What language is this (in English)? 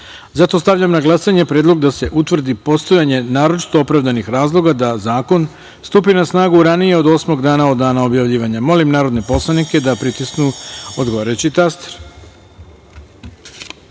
Serbian